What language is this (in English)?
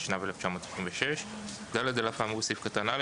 Hebrew